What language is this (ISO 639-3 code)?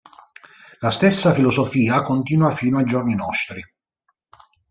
ita